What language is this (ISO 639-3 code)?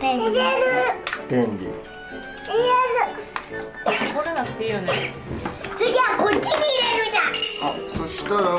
jpn